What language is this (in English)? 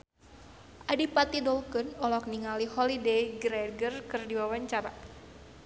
Sundanese